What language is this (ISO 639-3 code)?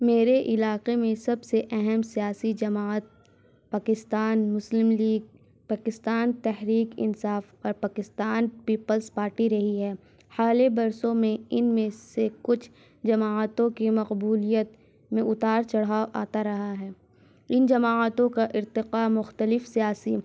urd